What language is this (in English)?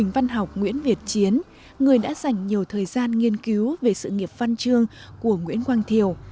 Vietnamese